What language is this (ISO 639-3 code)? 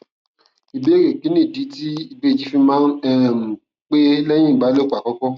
yor